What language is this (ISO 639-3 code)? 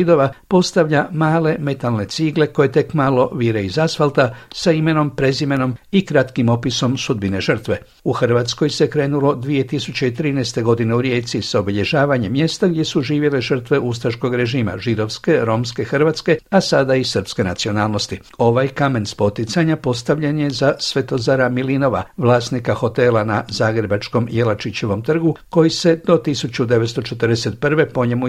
hrv